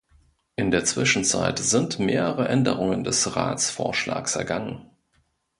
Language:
German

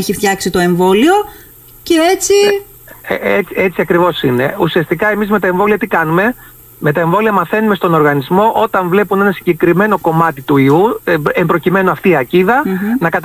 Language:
Greek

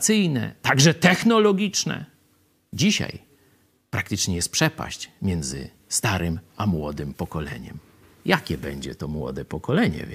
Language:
Polish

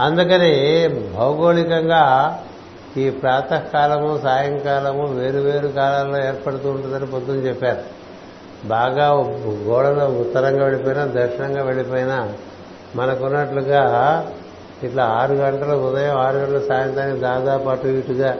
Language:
Telugu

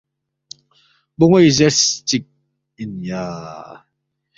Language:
Balti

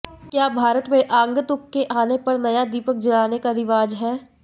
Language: Hindi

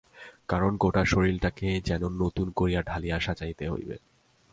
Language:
Bangla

